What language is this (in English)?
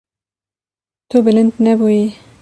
Kurdish